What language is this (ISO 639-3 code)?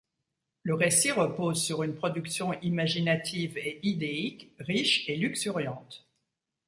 fra